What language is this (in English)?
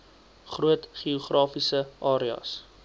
Afrikaans